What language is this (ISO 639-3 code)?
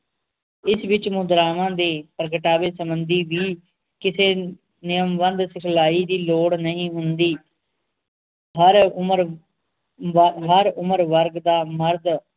pan